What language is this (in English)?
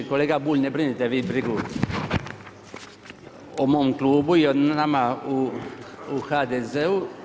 Croatian